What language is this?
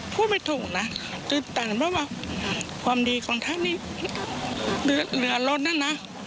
Thai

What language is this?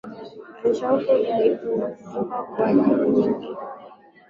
Swahili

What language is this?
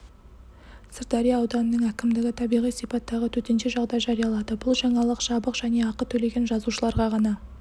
Kazakh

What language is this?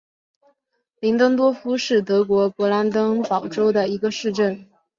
Chinese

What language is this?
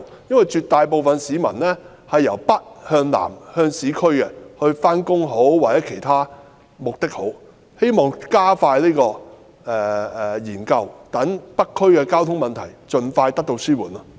Cantonese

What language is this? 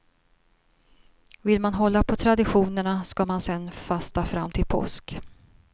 Swedish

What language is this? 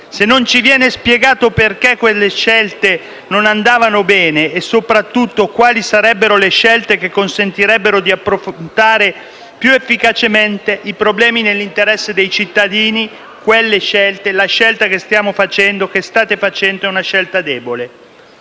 Italian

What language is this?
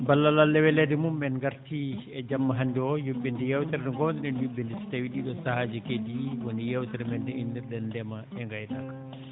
Fula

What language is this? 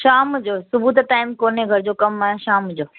Sindhi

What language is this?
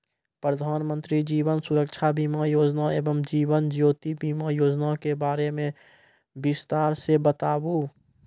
Maithili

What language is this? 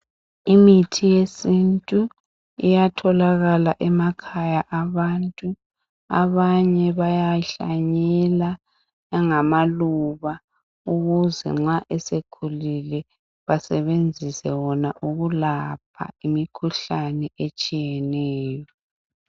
North Ndebele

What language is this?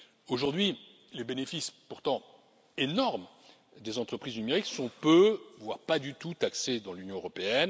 French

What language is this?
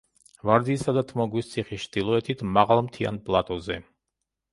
Georgian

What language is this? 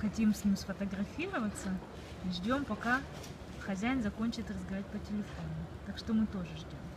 Russian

